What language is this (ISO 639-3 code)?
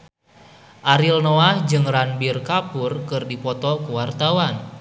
sun